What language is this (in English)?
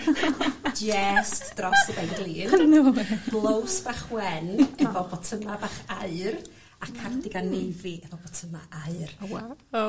Welsh